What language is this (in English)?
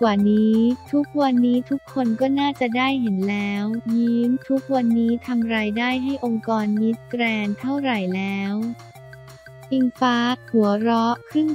Thai